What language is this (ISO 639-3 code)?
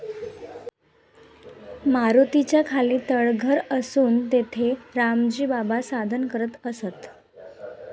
mar